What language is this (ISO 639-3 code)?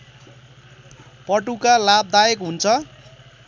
nep